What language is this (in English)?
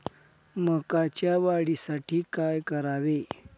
Marathi